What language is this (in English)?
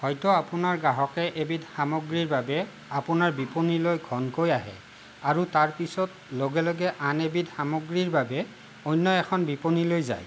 Assamese